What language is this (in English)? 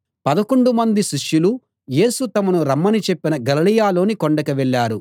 Telugu